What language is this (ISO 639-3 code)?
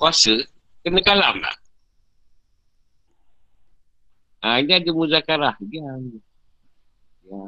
msa